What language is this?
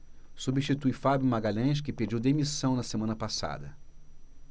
Portuguese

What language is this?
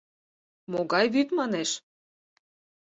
Mari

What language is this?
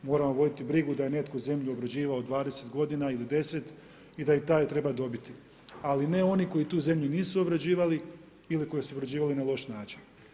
Croatian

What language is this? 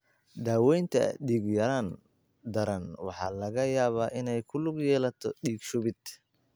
Somali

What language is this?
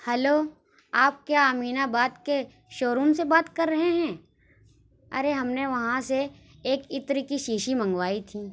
Urdu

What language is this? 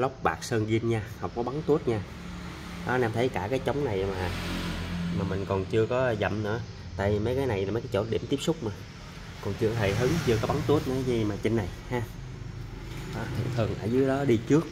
Vietnamese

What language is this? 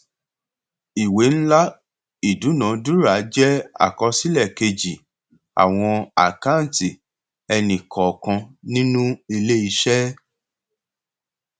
Yoruba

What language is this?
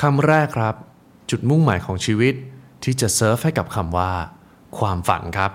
Thai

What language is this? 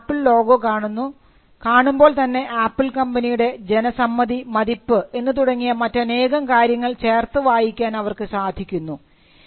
Malayalam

